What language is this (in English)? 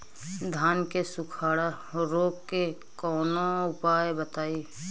Bhojpuri